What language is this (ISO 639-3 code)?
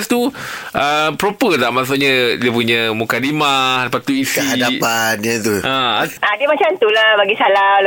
msa